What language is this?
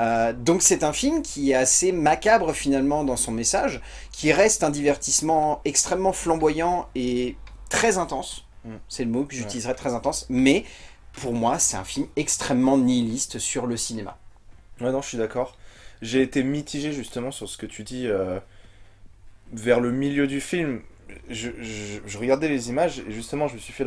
French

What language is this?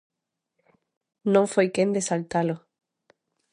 Galician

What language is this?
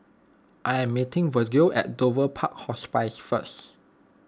English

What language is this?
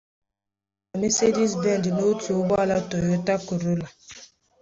Igbo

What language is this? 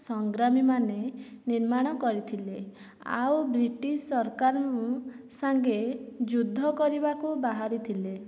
Odia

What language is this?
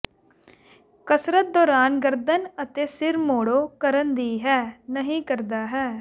Punjabi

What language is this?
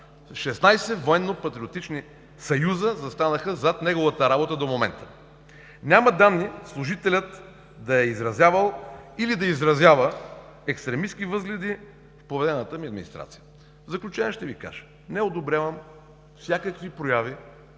Bulgarian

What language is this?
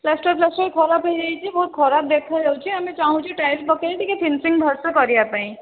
Odia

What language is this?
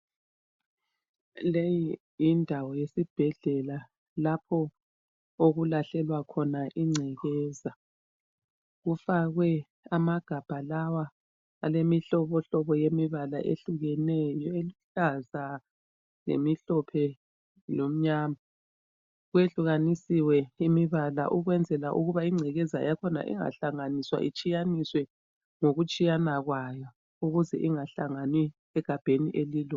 North Ndebele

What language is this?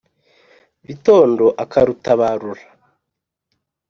Kinyarwanda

